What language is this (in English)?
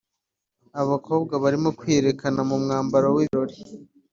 Kinyarwanda